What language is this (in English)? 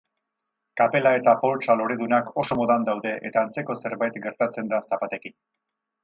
Basque